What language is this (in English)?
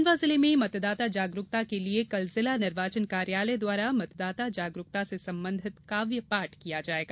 Hindi